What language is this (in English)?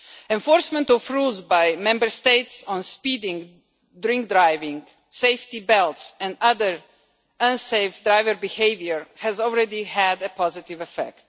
English